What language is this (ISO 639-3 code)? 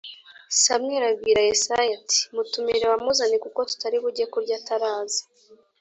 kin